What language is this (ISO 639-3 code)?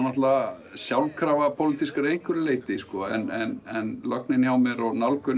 isl